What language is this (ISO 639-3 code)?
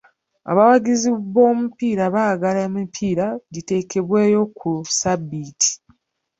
lug